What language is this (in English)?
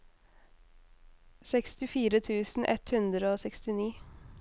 Norwegian